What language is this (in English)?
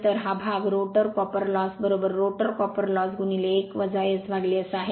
Marathi